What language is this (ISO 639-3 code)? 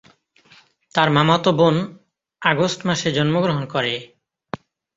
ben